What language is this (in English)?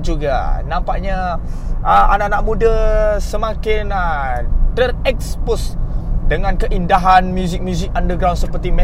Malay